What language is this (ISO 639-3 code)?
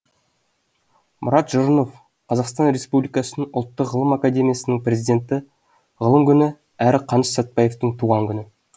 kaz